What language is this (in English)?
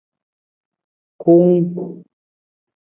Nawdm